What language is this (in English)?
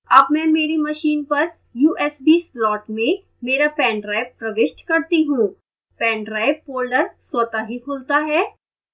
Hindi